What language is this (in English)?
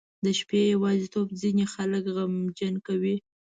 Pashto